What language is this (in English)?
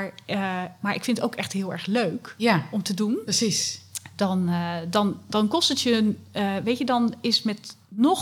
Dutch